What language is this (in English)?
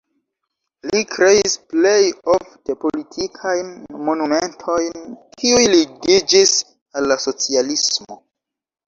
Esperanto